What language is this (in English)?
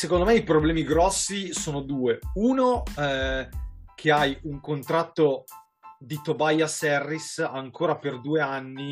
Italian